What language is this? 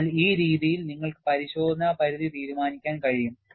Malayalam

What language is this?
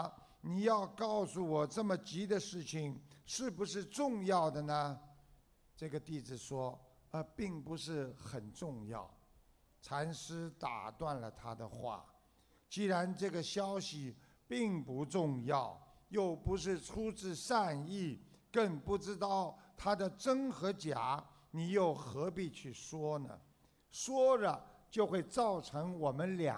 Chinese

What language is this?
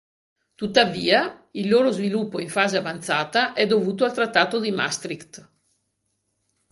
Italian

